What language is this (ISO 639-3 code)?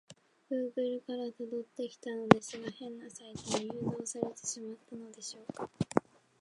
jpn